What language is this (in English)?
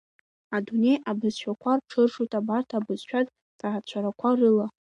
Abkhazian